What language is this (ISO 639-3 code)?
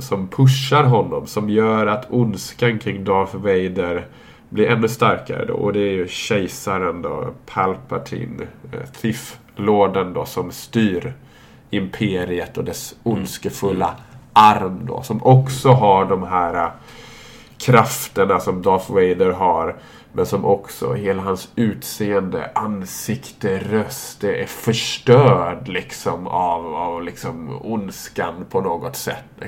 swe